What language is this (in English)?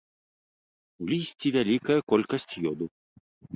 Belarusian